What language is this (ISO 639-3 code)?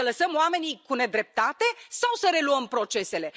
ron